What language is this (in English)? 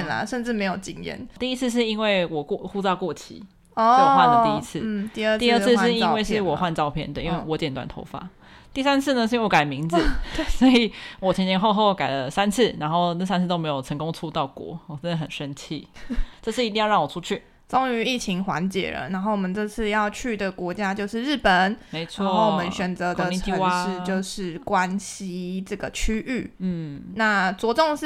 Chinese